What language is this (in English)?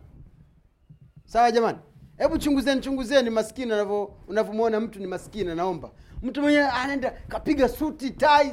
Swahili